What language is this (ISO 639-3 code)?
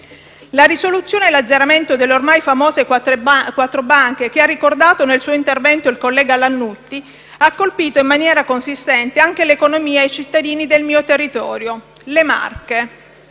ita